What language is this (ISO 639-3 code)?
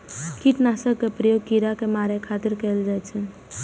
mai